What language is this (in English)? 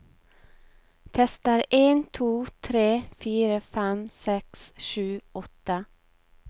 Norwegian